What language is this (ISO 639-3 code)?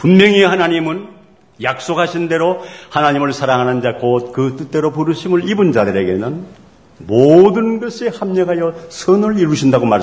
kor